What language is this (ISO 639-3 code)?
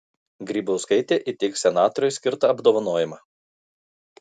lit